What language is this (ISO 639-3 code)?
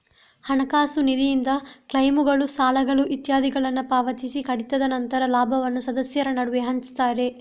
kan